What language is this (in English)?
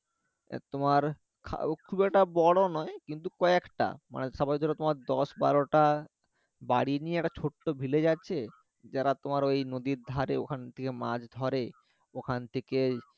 Bangla